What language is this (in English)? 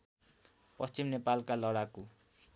Nepali